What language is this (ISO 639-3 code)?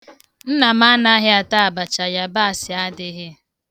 ibo